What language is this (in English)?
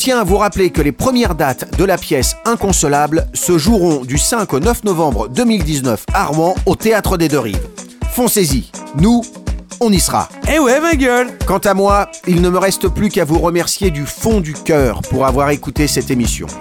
French